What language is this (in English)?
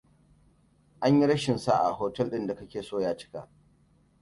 Hausa